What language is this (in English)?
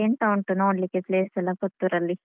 Kannada